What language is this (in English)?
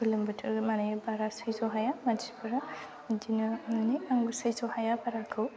Bodo